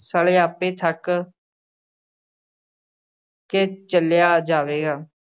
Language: Punjabi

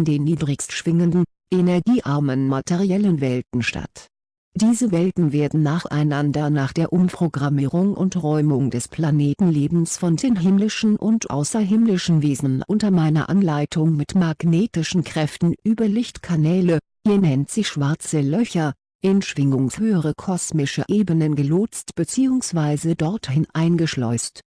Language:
German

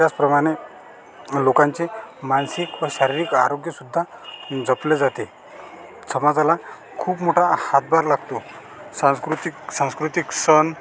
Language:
Marathi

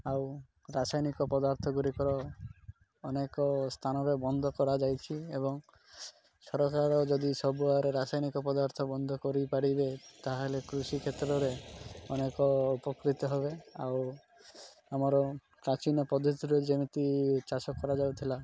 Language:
Odia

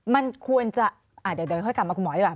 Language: Thai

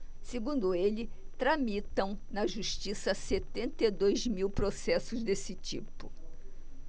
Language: Portuguese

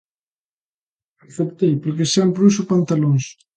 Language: Galician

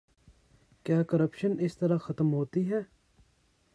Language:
Urdu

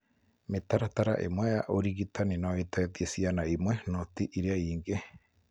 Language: Kikuyu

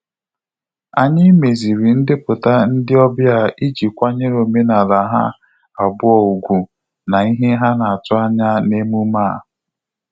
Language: Igbo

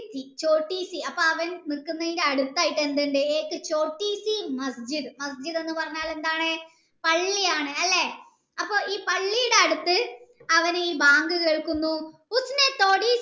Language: Malayalam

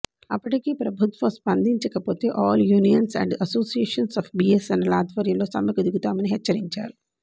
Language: Telugu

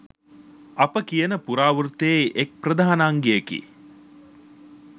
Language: Sinhala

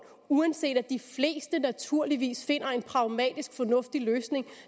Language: Danish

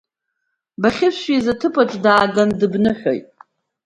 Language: Abkhazian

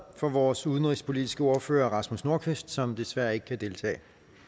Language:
Danish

